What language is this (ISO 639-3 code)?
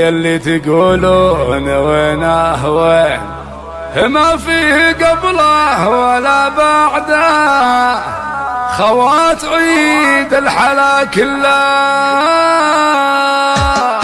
ara